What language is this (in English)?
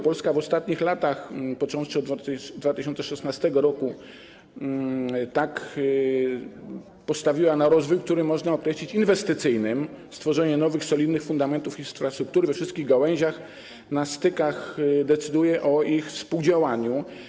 Polish